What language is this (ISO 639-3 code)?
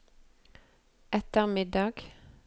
nor